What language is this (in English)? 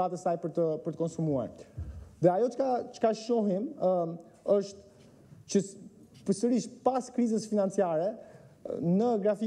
Romanian